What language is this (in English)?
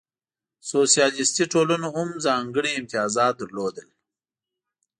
Pashto